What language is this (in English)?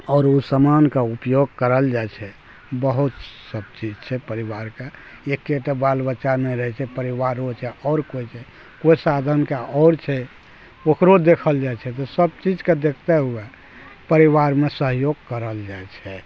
Maithili